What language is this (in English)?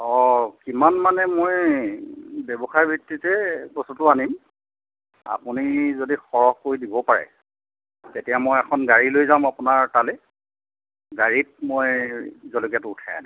Assamese